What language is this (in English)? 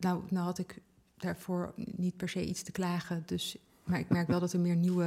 Dutch